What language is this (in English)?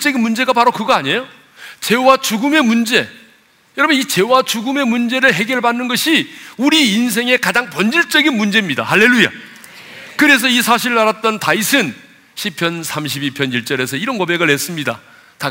Korean